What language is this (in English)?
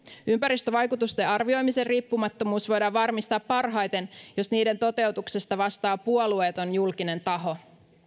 Finnish